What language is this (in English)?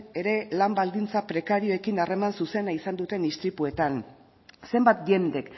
Basque